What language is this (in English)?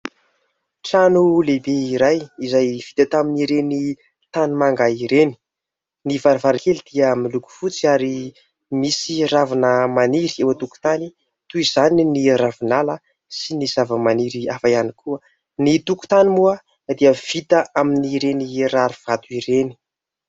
Malagasy